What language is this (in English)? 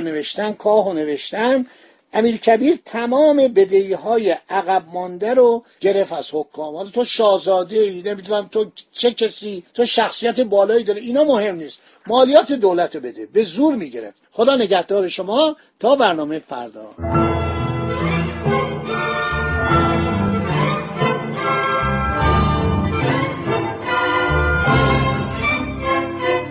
Persian